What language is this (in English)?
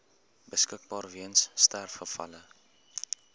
Afrikaans